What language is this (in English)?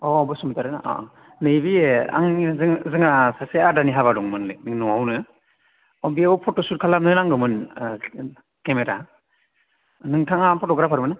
Bodo